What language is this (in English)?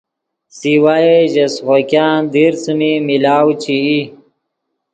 Yidgha